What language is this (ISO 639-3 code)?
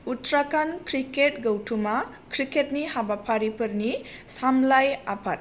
brx